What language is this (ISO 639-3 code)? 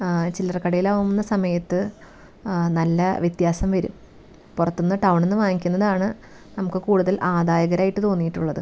mal